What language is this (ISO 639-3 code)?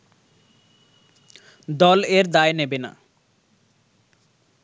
ben